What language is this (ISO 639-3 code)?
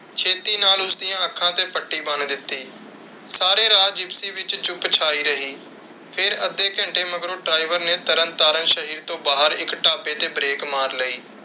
pan